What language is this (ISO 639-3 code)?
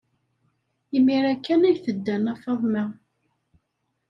kab